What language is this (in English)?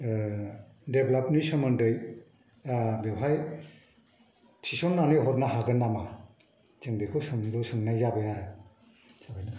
Bodo